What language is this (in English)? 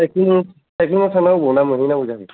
Bodo